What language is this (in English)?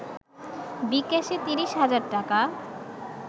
Bangla